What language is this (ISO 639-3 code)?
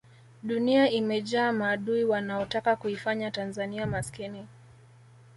swa